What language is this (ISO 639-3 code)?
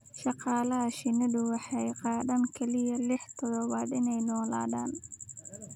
som